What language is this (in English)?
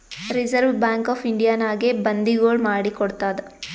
Kannada